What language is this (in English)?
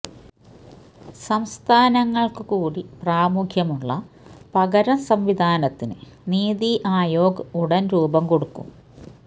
Malayalam